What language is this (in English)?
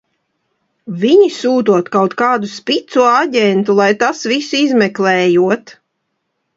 Latvian